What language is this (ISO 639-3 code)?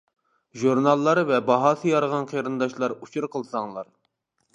uig